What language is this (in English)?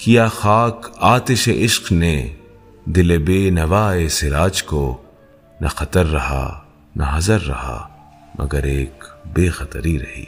Urdu